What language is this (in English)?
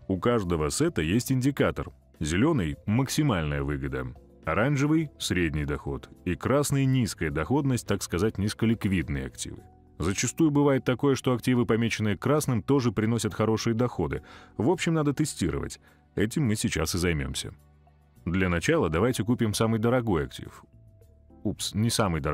Russian